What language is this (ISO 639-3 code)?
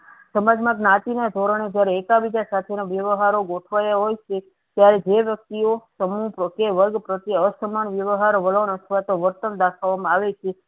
guj